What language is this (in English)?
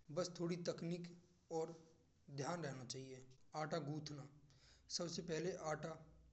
Braj